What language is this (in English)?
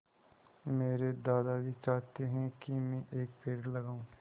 Hindi